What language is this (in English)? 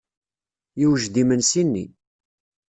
Kabyle